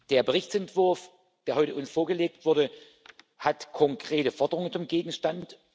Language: German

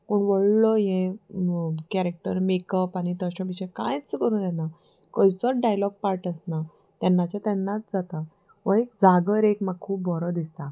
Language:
Konkani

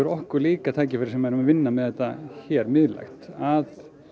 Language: Icelandic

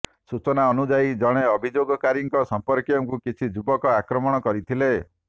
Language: Odia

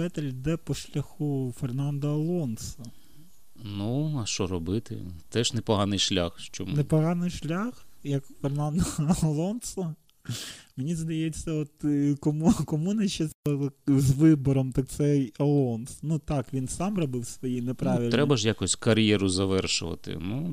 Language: Ukrainian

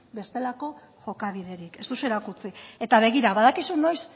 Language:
Basque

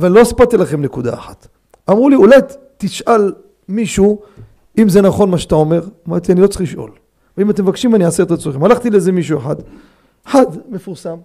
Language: Hebrew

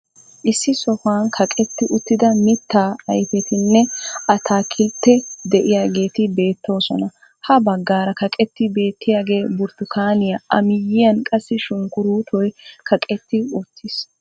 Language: Wolaytta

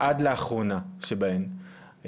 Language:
Hebrew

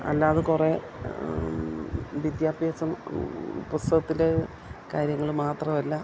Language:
Malayalam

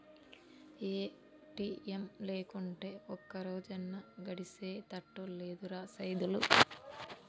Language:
Telugu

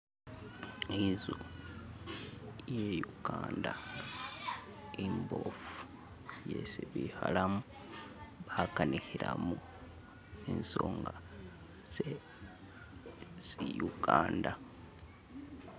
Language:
Masaaba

